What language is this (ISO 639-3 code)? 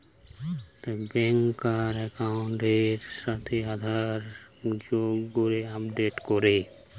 ben